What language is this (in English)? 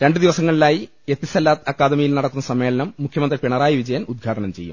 Malayalam